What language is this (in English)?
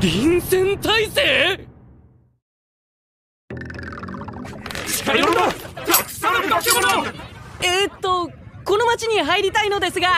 Japanese